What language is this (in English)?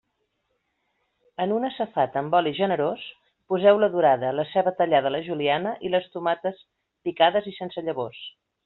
Catalan